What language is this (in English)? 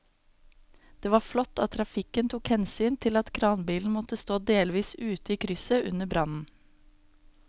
Norwegian